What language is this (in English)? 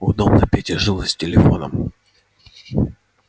Russian